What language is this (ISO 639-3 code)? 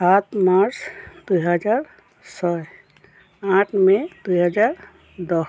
asm